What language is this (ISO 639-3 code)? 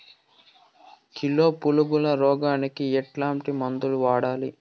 tel